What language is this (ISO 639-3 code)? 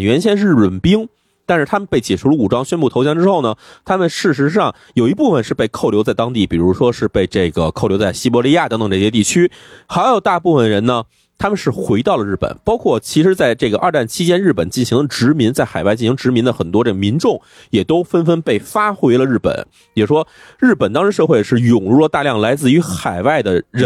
zho